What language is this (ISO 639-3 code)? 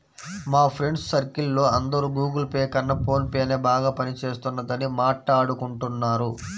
tel